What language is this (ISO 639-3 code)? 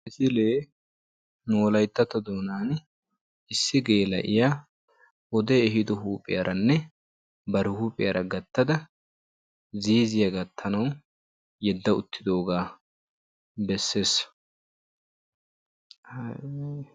wal